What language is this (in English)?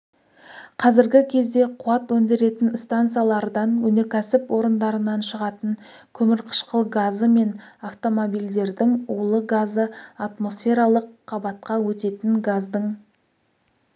Kazakh